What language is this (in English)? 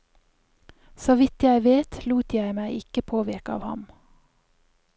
Norwegian